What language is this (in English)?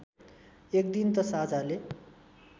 Nepali